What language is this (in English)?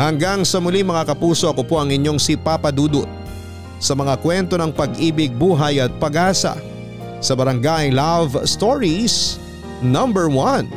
Filipino